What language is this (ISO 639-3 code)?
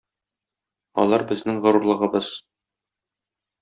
tat